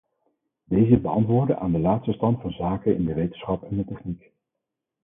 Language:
Dutch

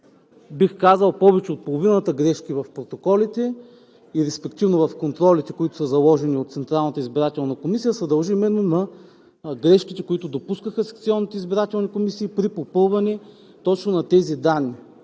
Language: Bulgarian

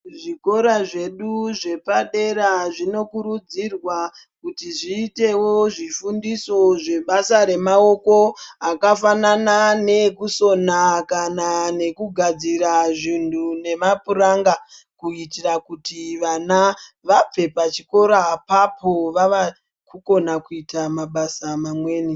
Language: Ndau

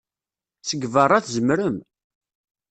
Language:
Kabyle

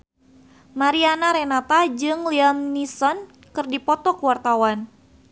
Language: Sundanese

